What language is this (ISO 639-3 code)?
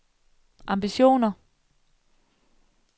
dan